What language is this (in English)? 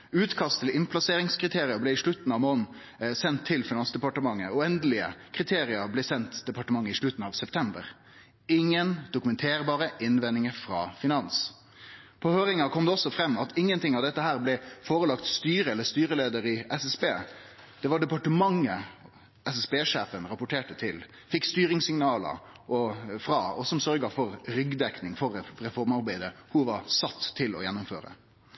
Norwegian Nynorsk